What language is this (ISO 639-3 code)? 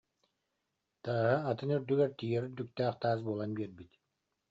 sah